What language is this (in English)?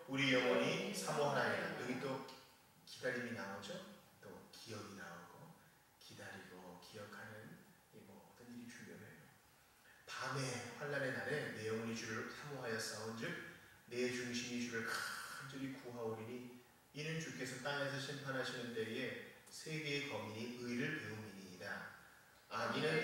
Korean